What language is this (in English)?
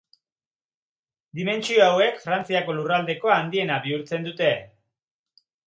Basque